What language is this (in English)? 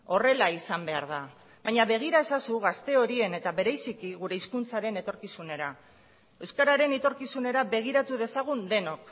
Basque